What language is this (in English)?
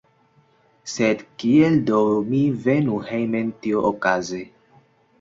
Esperanto